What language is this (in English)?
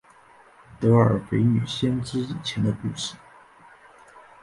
Chinese